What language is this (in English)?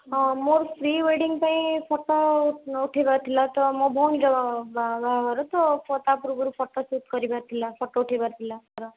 Odia